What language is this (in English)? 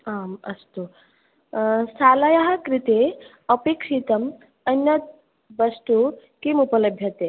Sanskrit